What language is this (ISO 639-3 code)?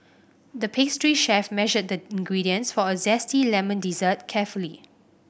eng